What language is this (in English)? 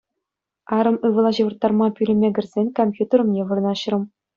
Chuvash